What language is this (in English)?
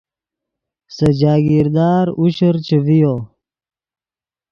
Yidgha